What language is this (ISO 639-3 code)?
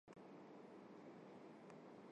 hye